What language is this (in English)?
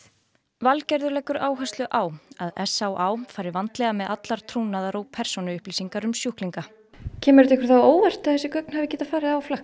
Icelandic